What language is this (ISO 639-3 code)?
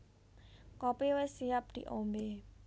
jav